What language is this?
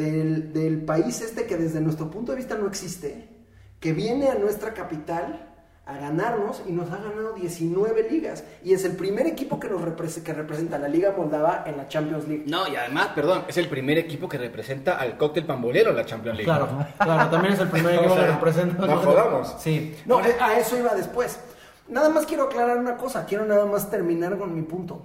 Spanish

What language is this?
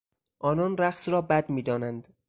Persian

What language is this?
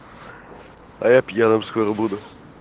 Russian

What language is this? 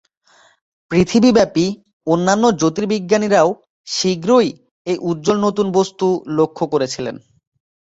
Bangla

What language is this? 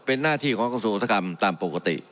Thai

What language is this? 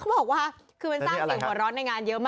Thai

